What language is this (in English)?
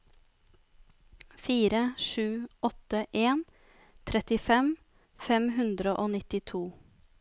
Norwegian